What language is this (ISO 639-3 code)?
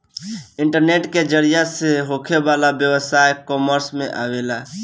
bho